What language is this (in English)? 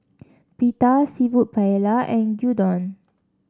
English